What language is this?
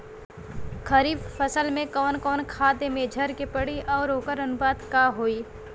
Bhojpuri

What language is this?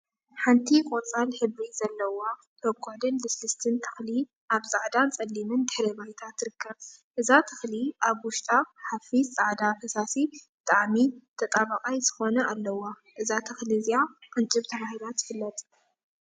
Tigrinya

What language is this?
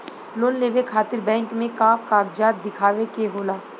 Bhojpuri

